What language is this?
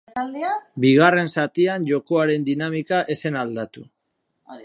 Basque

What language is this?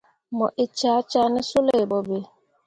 Mundang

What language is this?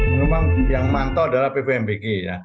Indonesian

